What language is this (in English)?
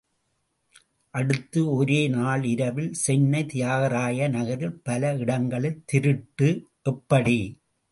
Tamil